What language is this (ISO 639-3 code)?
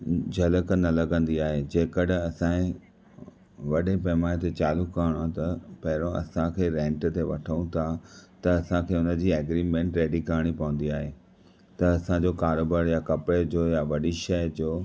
snd